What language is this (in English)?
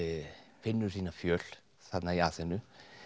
Icelandic